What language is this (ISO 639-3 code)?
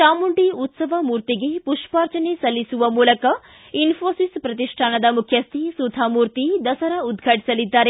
kan